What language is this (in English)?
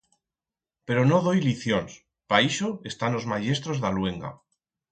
Aragonese